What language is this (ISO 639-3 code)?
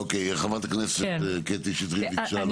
heb